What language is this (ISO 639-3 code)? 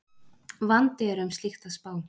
isl